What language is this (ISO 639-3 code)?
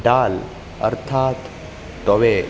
san